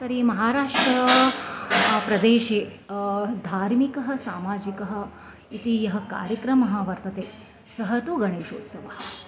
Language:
Sanskrit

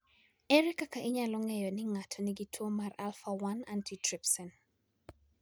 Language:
Luo (Kenya and Tanzania)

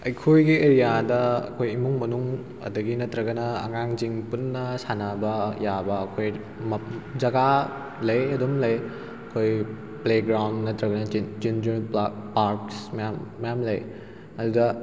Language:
Manipuri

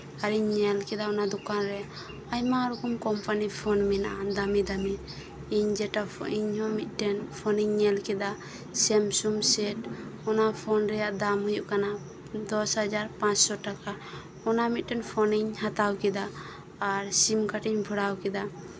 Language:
Santali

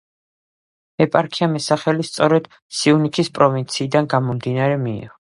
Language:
Georgian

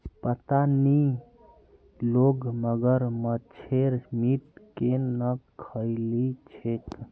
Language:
Magahi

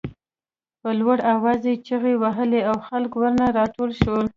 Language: Pashto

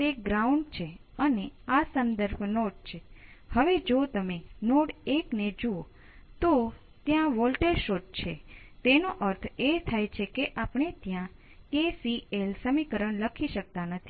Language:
Gujarati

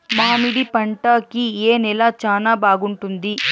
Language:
Telugu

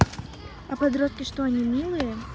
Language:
Russian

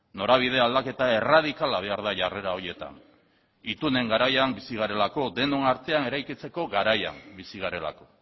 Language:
Basque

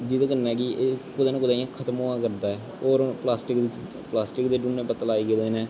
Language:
Dogri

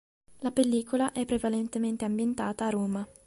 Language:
Italian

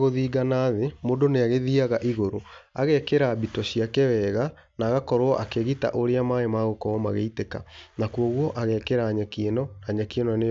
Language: Kikuyu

